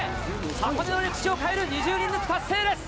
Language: Japanese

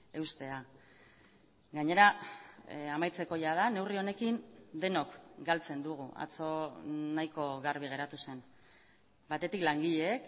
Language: Basque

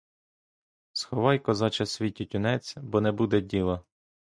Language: Ukrainian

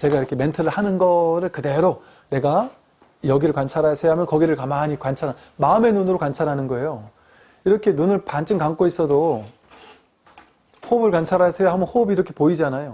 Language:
Korean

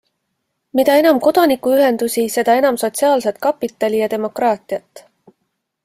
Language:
Estonian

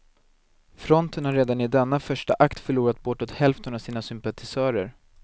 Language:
Swedish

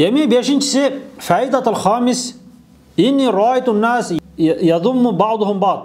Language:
Turkish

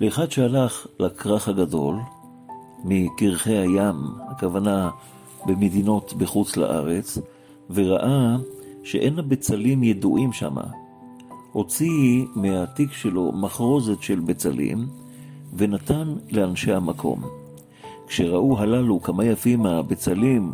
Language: Hebrew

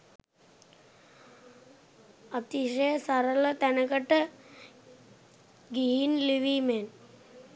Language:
Sinhala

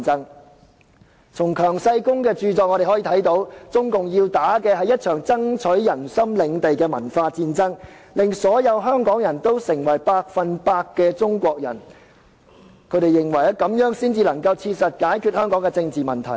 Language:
Cantonese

